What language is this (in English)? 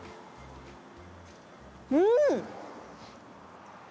Japanese